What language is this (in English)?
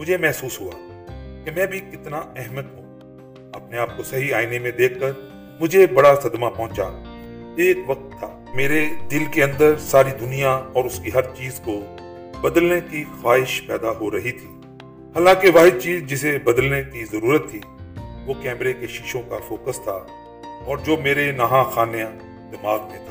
Urdu